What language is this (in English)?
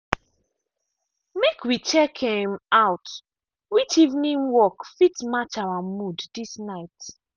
Nigerian Pidgin